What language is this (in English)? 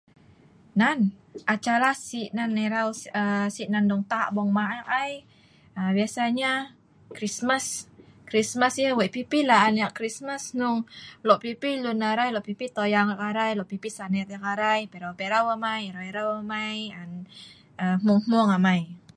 Sa'ban